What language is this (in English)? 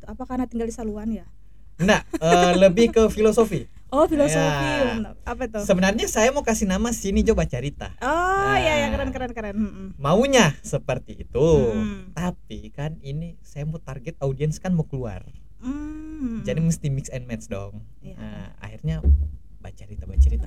Indonesian